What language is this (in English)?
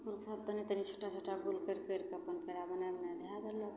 Maithili